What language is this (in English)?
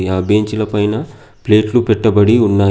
Telugu